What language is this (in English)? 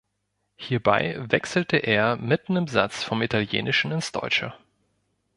German